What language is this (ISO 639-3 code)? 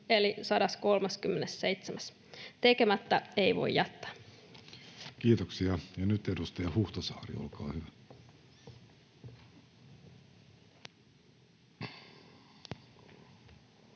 fin